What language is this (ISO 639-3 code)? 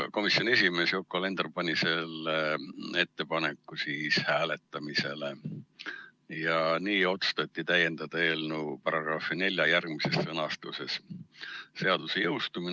est